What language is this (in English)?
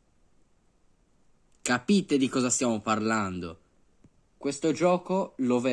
Italian